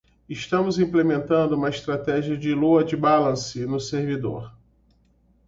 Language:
Portuguese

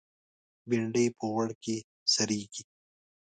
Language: Pashto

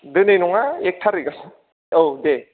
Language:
Bodo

